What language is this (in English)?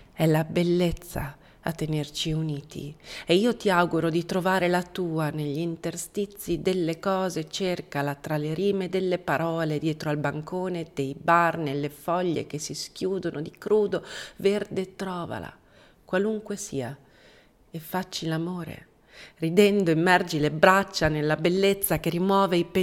Italian